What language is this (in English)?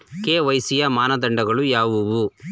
Kannada